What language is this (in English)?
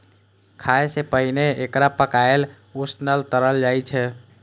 Maithili